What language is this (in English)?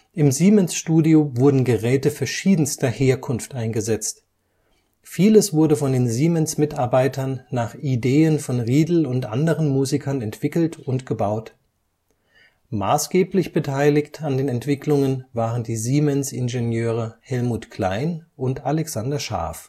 German